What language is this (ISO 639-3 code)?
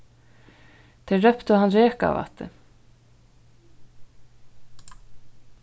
fao